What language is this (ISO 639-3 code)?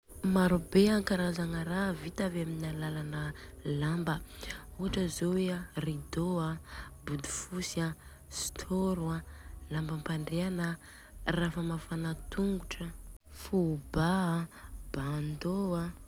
bzc